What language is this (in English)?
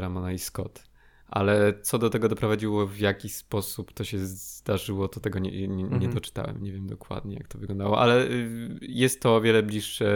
Polish